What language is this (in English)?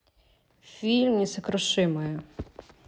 Russian